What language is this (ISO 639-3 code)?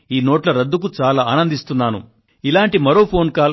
tel